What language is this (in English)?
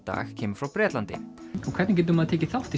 Icelandic